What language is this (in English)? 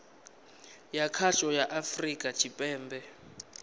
Venda